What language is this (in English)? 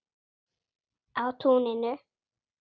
Icelandic